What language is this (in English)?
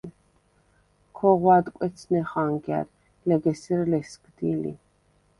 Svan